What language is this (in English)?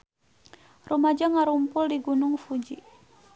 Sundanese